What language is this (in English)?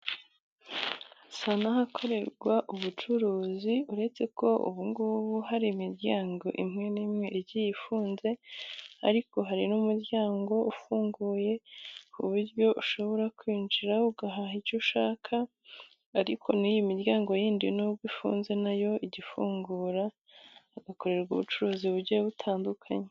Kinyarwanda